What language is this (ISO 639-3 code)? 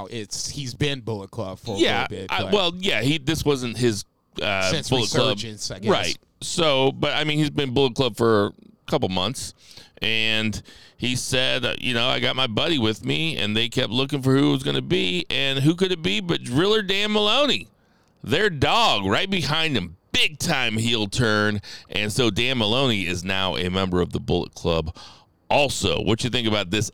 eng